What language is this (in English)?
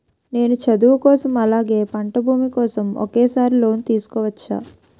Telugu